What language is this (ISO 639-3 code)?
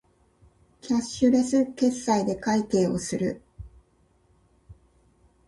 jpn